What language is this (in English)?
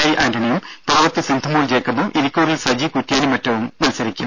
Malayalam